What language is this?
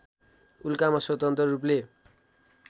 Nepali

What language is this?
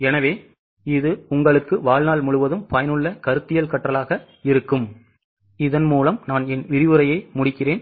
Tamil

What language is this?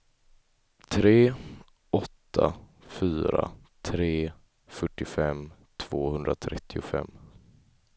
Swedish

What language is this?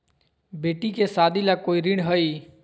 Magahi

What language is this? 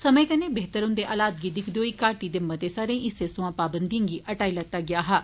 Dogri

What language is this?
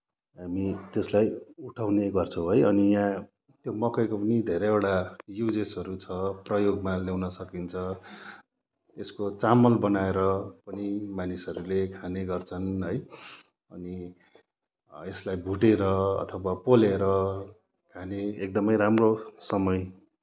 Nepali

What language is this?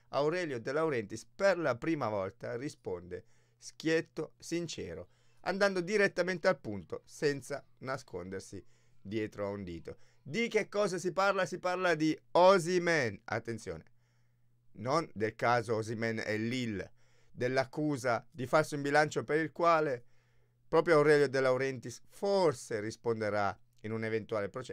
Italian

